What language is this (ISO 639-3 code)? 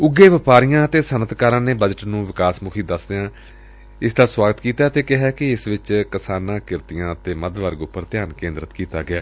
pan